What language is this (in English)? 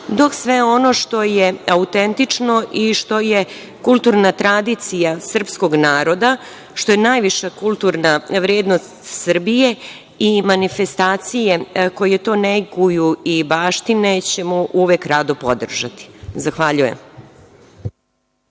Serbian